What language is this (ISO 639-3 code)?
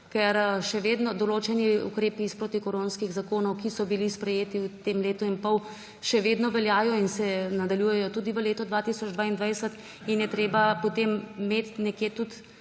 slv